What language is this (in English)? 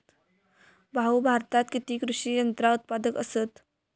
Marathi